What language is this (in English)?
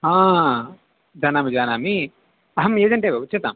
Sanskrit